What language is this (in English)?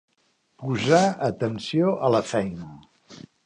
Catalan